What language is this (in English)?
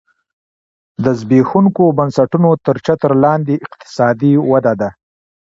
Pashto